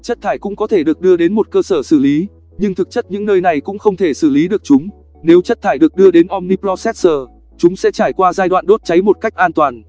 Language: Vietnamese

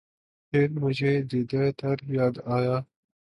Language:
Urdu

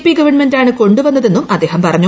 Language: Malayalam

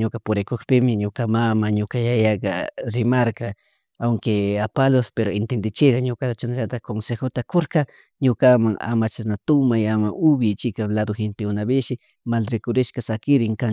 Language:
Chimborazo Highland Quichua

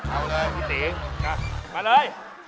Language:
Thai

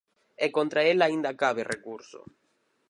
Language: Galician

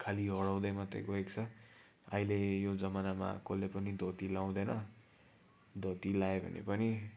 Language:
Nepali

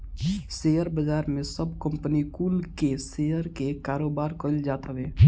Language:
Bhojpuri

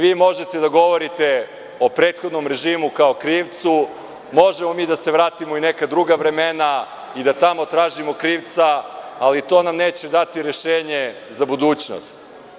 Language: Serbian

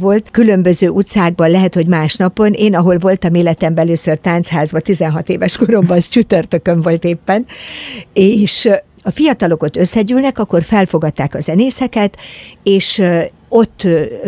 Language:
Hungarian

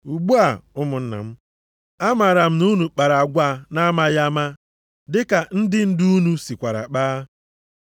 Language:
Igbo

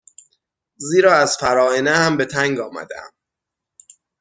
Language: Persian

